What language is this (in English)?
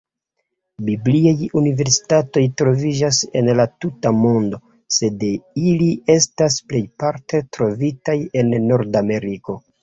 Esperanto